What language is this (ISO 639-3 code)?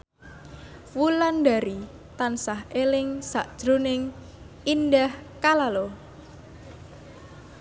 jav